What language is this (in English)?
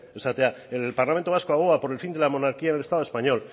Spanish